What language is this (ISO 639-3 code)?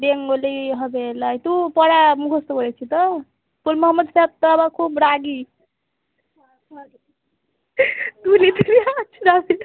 ben